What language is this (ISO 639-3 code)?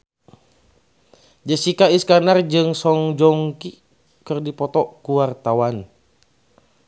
sun